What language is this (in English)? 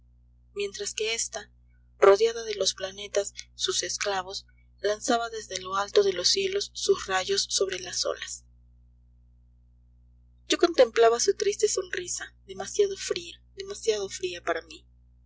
Spanish